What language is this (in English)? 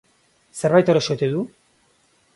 Basque